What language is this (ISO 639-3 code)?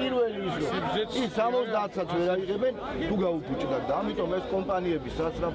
ron